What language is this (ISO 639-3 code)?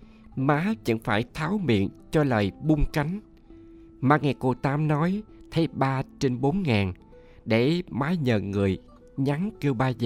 vie